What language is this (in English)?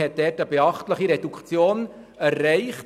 Swiss German